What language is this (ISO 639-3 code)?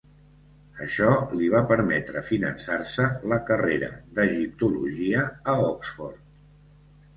cat